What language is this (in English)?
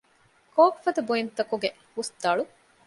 Divehi